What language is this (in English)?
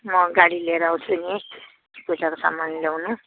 Nepali